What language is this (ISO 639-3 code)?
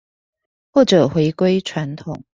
zho